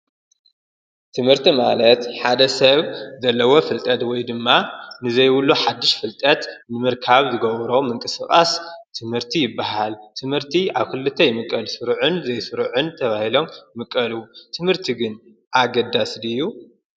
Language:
Tigrinya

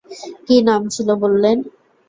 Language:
Bangla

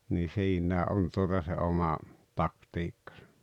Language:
Finnish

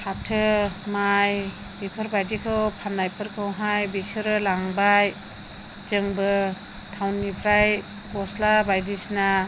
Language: Bodo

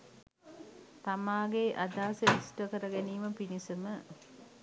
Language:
Sinhala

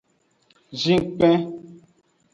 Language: Aja (Benin)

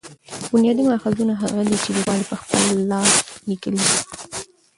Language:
Pashto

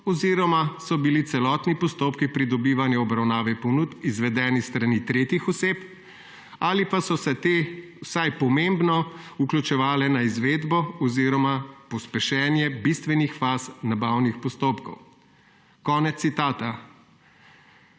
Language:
Slovenian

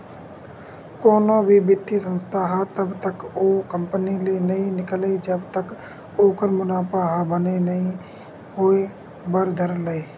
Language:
Chhattisgarhi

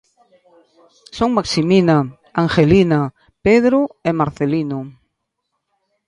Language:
Galician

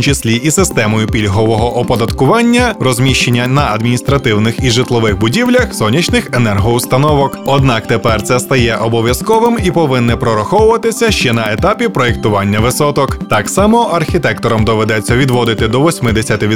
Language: Ukrainian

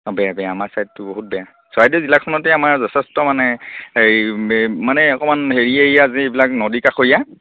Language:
Assamese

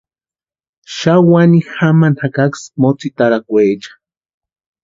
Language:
Western Highland Purepecha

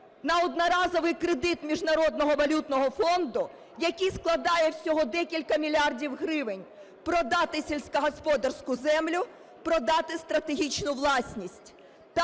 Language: Ukrainian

